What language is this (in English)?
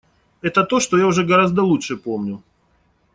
Russian